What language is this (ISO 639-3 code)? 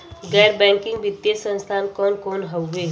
bho